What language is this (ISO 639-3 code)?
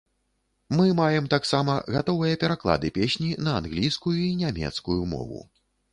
bel